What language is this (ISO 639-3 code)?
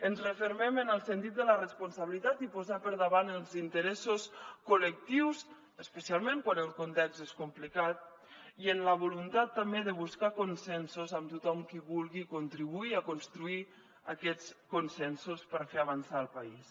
cat